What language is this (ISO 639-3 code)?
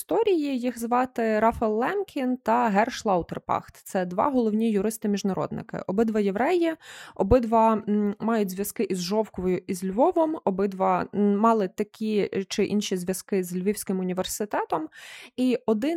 ukr